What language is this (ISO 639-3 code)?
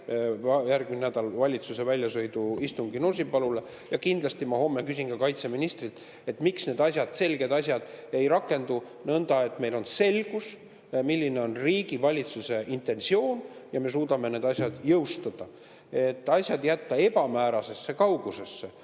est